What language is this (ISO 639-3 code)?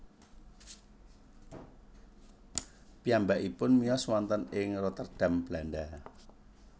jav